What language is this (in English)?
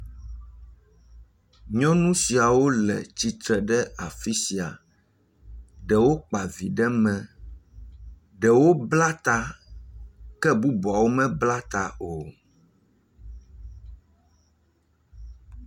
Ewe